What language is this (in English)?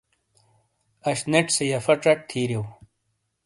Shina